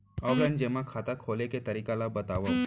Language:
Chhattisgarhi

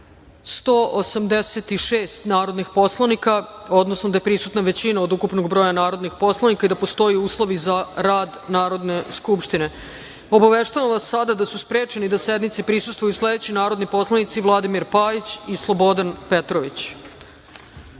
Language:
Serbian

